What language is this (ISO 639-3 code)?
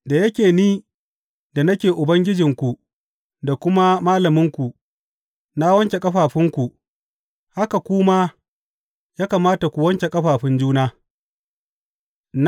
hau